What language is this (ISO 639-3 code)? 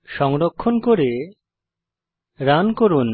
ben